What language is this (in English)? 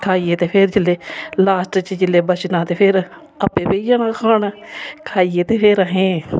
Dogri